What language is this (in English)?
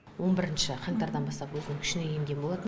Kazakh